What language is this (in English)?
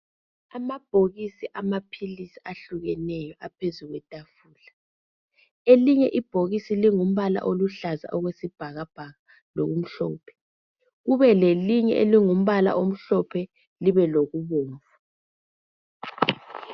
North Ndebele